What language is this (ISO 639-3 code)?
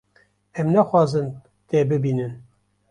kur